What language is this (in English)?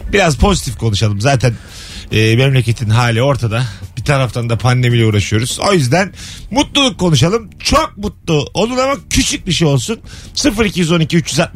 Turkish